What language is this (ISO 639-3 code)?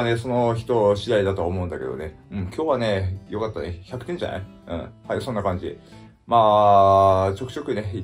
jpn